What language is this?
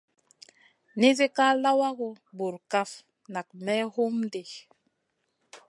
Masana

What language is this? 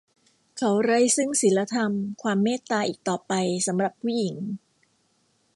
Thai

